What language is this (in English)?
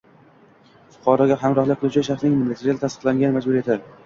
Uzbek